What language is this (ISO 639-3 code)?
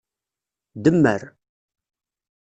kab